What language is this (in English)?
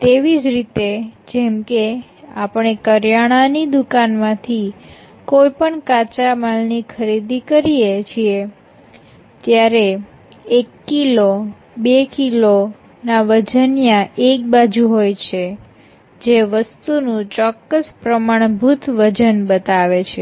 Gujarati